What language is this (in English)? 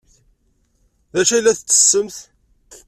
Kabyle